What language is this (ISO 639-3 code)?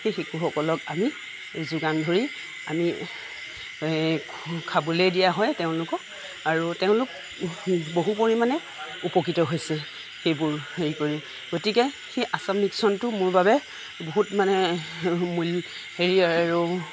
asm